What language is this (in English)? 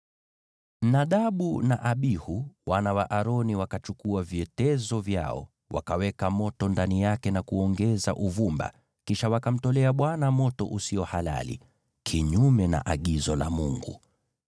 Swahili